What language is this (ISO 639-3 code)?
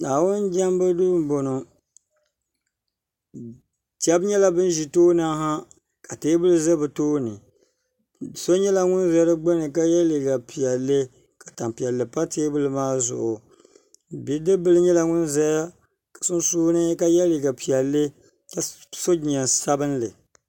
dag